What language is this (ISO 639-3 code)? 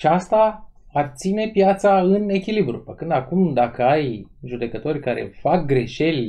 ron